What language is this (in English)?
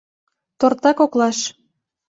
Mari